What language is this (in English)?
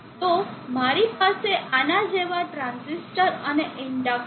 Gujarati